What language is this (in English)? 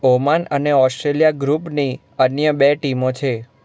Gujarati